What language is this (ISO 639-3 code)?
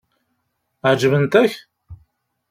kab